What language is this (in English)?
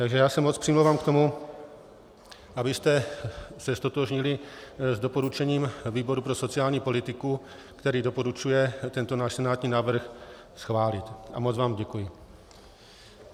Czech